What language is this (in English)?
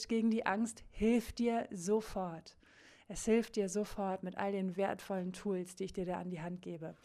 German